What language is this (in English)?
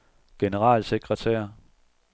Danish